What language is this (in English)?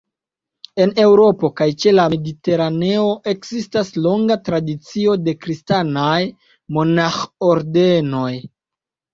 Esperanto